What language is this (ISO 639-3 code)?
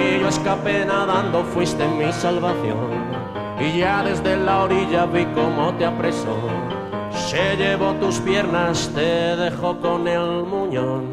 ita